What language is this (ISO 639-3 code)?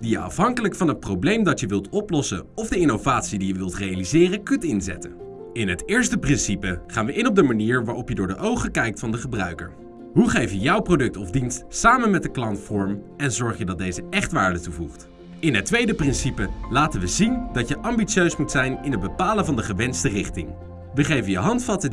nld